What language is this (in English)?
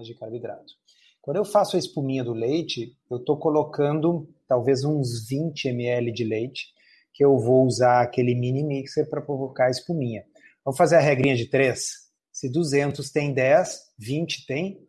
Portuguese